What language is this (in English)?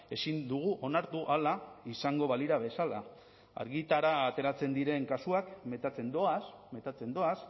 Basque